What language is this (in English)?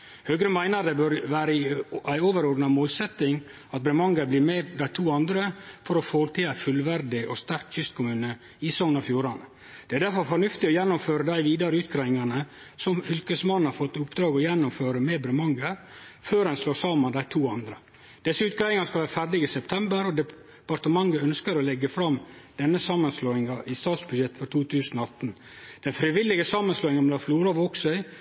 Norwegian Nynorsk